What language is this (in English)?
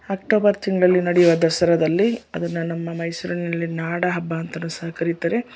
Kannada